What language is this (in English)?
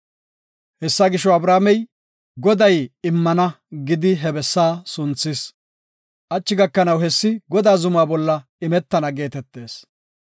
Gofa